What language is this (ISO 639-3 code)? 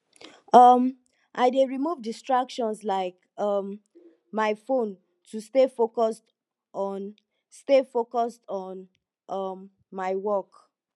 pcm